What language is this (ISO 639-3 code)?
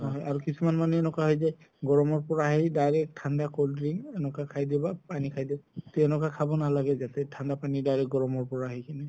asm